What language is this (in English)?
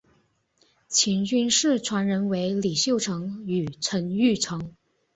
Chinese